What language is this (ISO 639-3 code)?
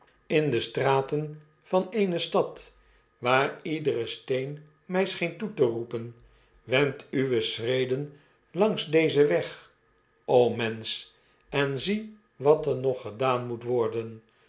nld